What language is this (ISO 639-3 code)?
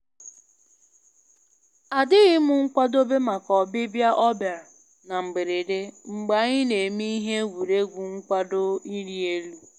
ibo